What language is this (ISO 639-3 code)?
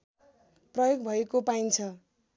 nep